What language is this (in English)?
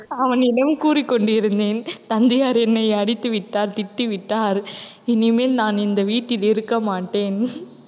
Tamil